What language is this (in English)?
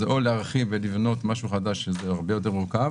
Hebrew